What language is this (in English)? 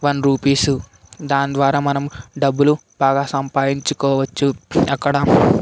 Telugu